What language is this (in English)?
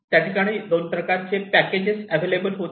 Marathi